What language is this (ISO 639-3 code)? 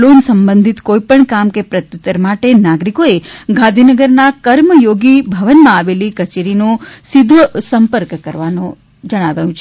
guj